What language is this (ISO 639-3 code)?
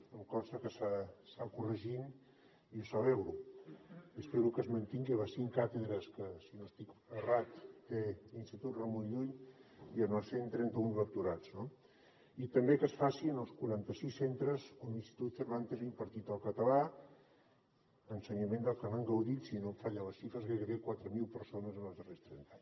cat